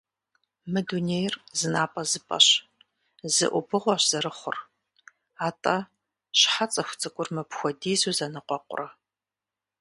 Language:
Kabardian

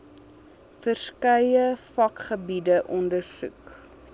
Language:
Afrikaans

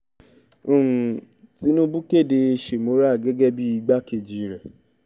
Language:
Yoruba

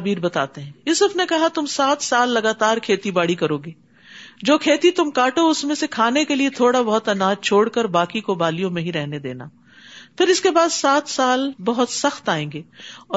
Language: Urdu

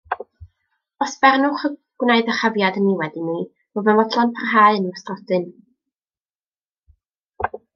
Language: Welsh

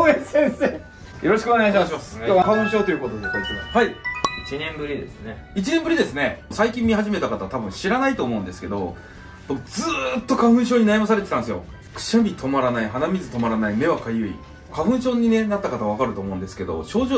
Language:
Japanese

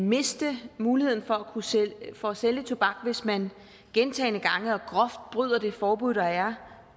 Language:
Danish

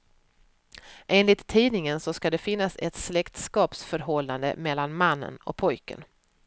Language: Swedish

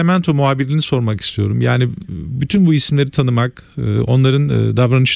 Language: Turkish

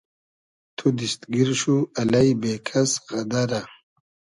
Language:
Hazaragi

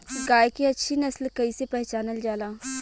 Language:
Bhojpuri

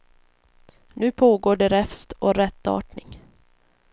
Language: Swedish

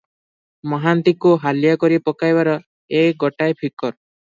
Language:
Odia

